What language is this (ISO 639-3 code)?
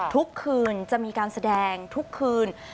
tha